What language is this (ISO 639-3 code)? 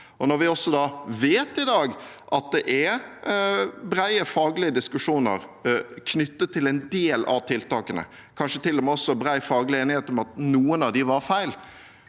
nor